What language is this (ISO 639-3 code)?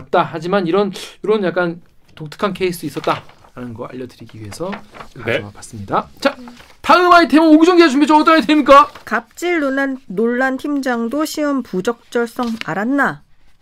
kor